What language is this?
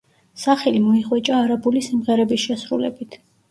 Georgian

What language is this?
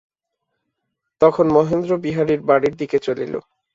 Bangla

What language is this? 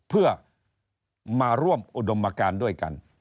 Thai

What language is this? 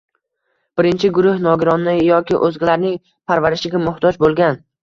Uzbek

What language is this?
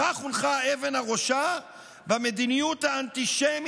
Hebrew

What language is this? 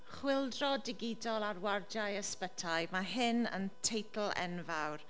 Welsh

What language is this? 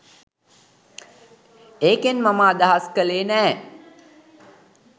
Sinhala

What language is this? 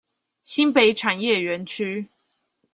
Chinese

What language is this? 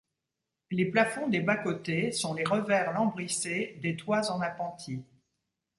French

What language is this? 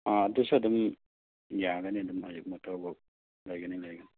Manipuri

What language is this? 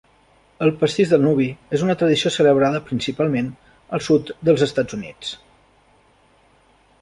Catalan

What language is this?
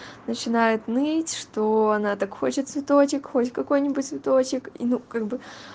Russian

